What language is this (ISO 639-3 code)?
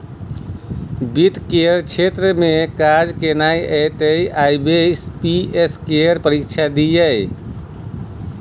mai